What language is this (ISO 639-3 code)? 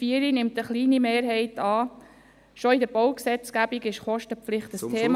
gsw